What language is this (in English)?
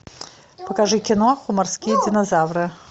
Russian